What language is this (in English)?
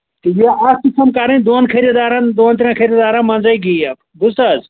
Kashmiri